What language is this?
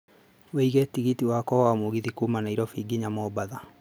Kikuyu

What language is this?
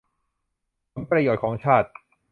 Thai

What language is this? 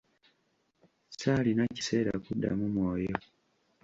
Ganda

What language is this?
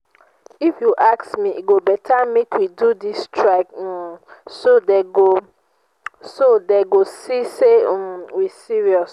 Nigerian Pidgin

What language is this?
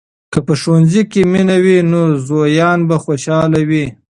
Pashto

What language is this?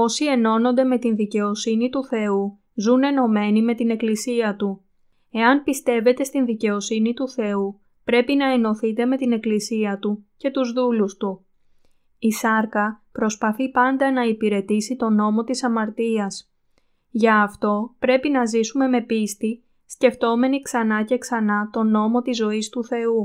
Greek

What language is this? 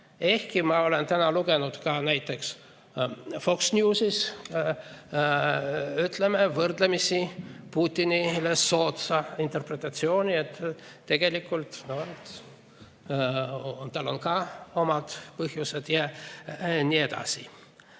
Estonian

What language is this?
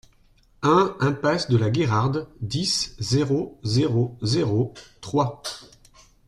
French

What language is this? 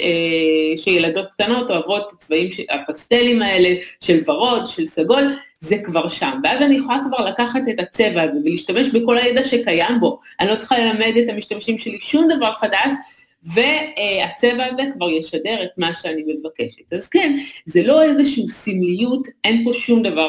Hebrew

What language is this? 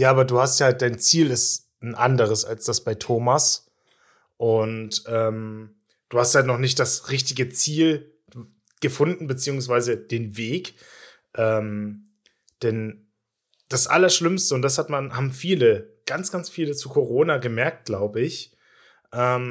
German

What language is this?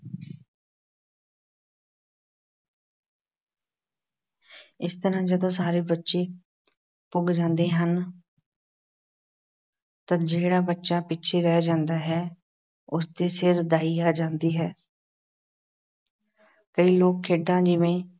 Punjabi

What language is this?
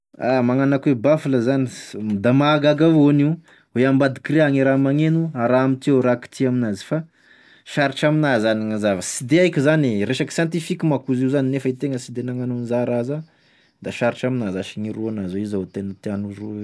Tesaka Malagasy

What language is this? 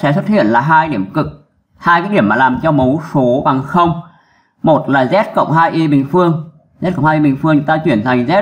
Vietnamese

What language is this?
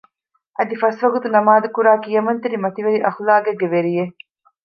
Divehi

